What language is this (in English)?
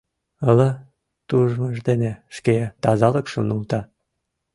Mari